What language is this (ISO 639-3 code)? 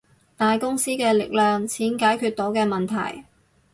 yue